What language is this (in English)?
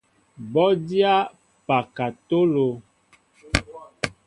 Mbo (Cameroon)